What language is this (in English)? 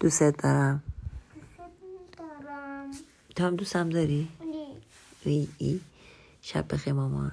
Persian